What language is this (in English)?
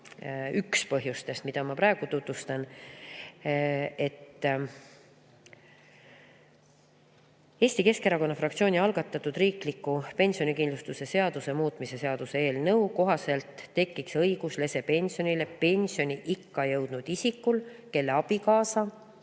Estonian